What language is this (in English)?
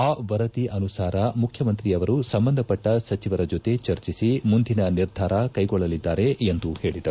Kannada